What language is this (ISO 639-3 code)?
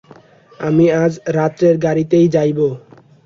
ben